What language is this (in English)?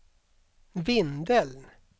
Swedish